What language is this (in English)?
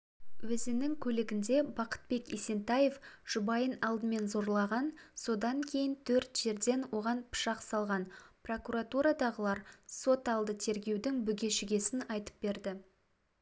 Kazakh